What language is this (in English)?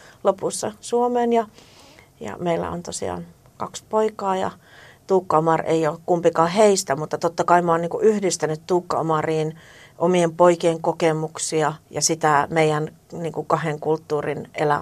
Finnish